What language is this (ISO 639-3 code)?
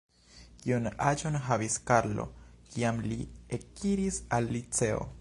epo